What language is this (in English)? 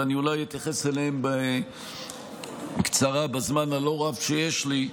Hebrew